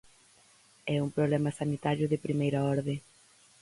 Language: Galician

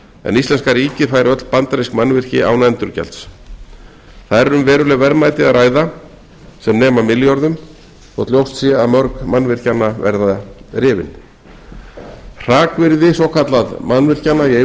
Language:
Icelandic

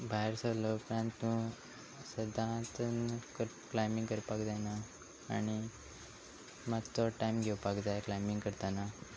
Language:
Konkani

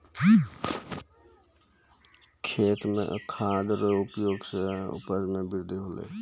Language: Maithili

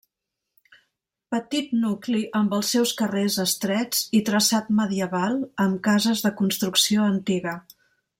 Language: Catalan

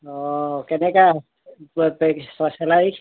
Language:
Assamese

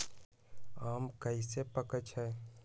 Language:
Magahi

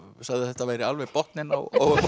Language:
Icelandic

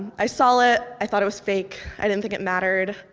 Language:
English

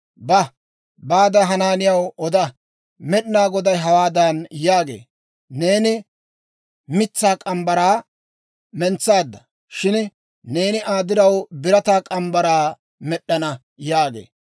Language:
Dawro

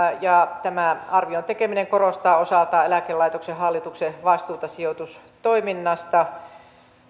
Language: Finnish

